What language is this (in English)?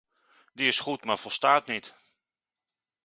Dutch